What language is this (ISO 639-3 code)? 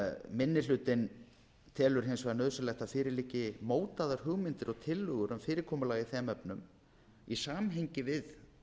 isl